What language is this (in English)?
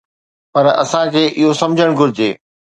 Sindhi